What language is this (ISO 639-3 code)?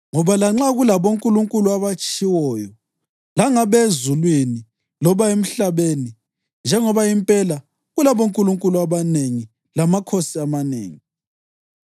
nde